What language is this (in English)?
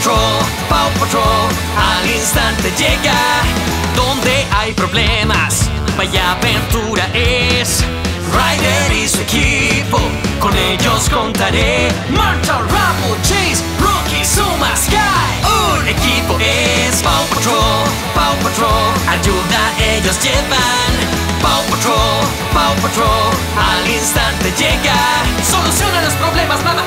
Spanish